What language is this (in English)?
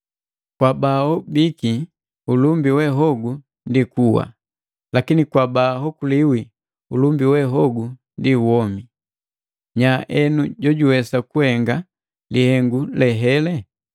Matengo